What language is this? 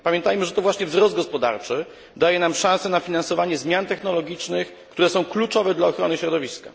Polish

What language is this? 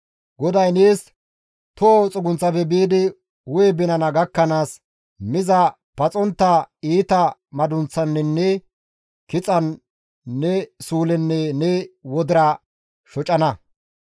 Gamo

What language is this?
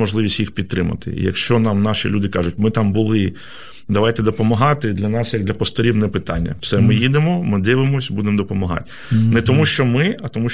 Ukrainian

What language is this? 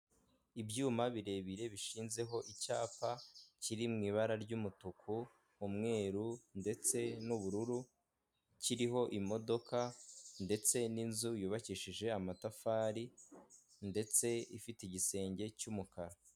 Kinyarwanda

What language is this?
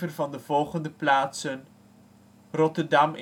Dutch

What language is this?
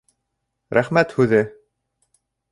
Bashkir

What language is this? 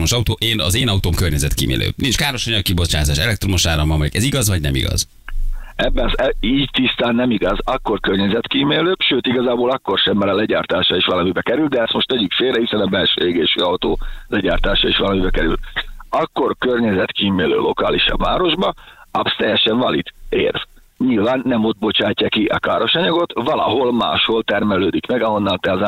Hungarian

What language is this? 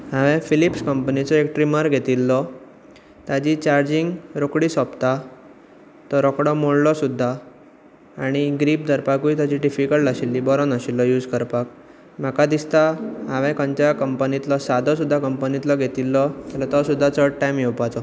Konkani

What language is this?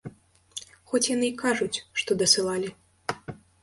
Belarusian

